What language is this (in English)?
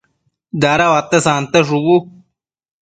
Matsés